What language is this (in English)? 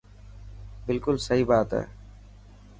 Dhatki